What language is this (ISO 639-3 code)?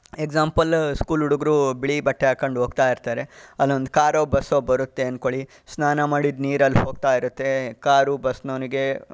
kan